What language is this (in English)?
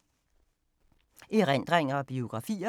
Danish